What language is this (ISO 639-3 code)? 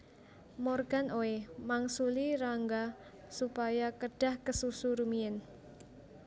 jav